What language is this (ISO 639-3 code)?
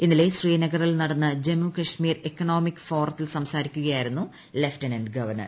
mal